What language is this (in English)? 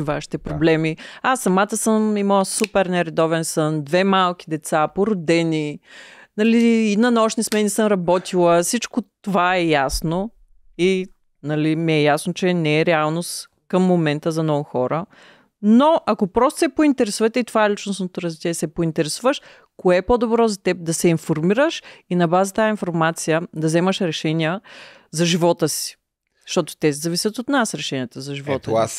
Bulgarian